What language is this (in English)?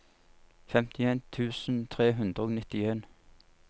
Norwegian